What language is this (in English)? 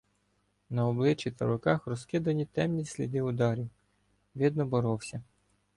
Ukrainian